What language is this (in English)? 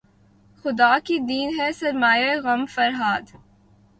Urdu